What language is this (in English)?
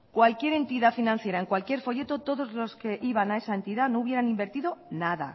Spanish